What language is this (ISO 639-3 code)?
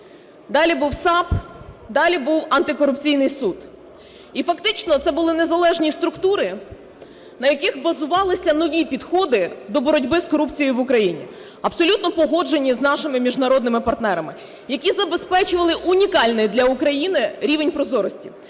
ukr